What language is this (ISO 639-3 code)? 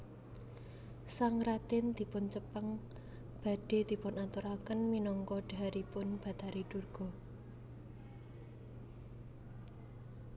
jav